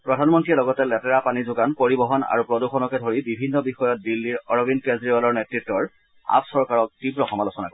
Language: Assamese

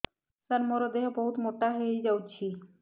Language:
Odia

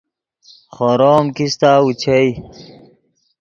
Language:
Yidgha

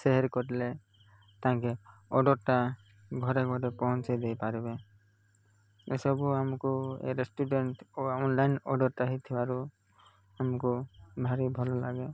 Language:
Odia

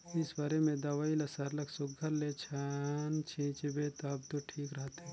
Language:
Chhattisgarhi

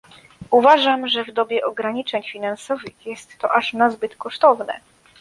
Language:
Polish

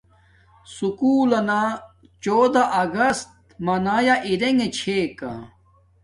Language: Domaaki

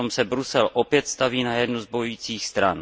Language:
Czech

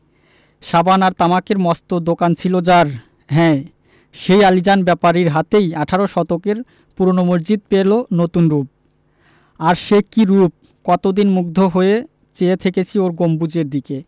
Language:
Bangla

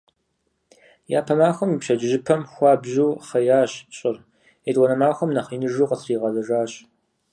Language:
Kabardian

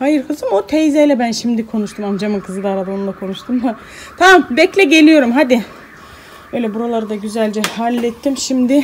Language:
Turkish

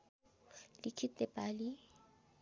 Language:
Nepali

